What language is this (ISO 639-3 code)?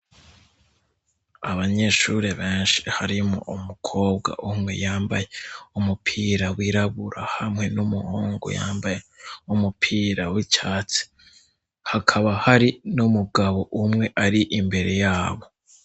run